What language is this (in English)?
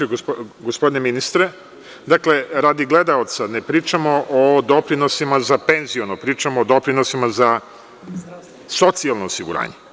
Serbian